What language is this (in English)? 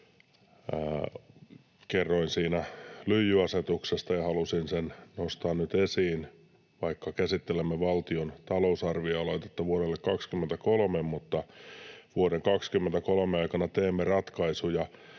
Finnish